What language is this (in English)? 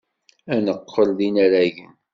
Kabyle